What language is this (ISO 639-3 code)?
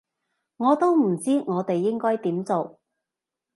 yue